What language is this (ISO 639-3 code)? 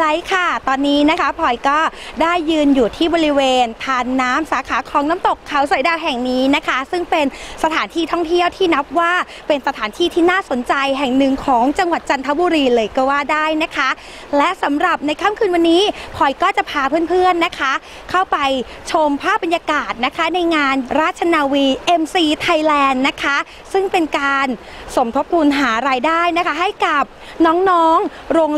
tha